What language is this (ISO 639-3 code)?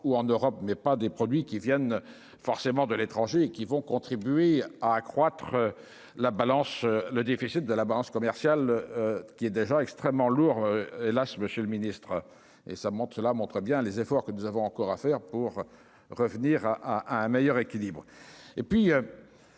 fra